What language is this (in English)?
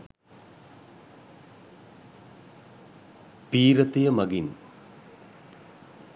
Sinhala